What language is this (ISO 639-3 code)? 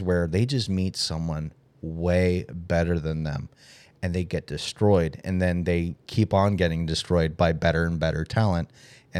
eng